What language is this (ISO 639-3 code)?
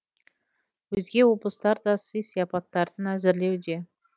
kaz